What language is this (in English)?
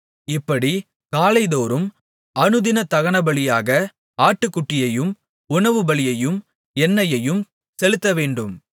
Tamil